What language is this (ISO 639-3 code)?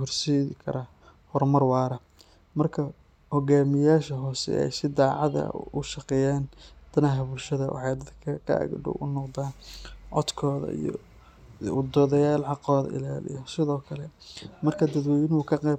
som